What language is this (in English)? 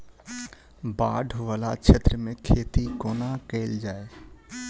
Maithili